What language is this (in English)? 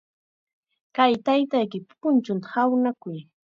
Chiquián Ancash Quechua